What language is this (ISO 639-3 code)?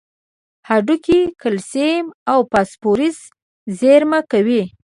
pus